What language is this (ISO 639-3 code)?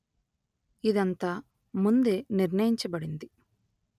tel